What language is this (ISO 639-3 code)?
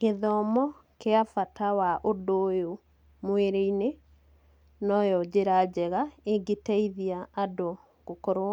kik